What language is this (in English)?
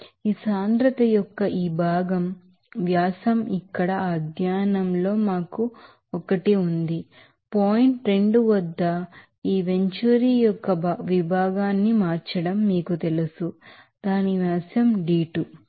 Telugu